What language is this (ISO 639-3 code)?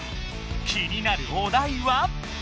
jpn